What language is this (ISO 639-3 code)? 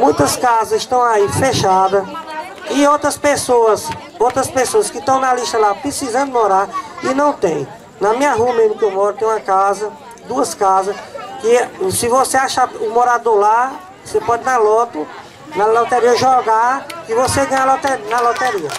por